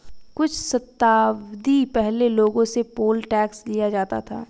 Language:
Hindi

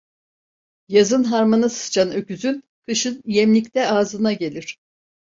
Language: Turkish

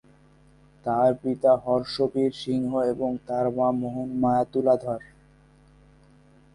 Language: Bangla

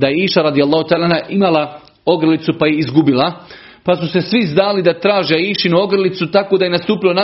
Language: Croatian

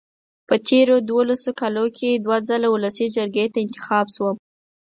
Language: Pashto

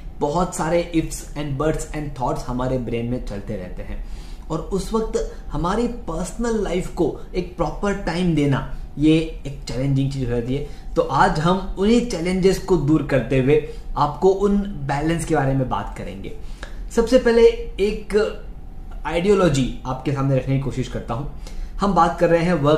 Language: Hindi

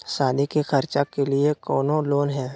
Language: Magahi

